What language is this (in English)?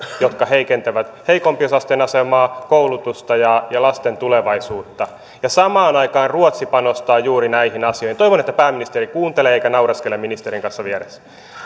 Finnish